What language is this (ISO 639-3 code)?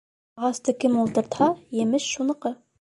bak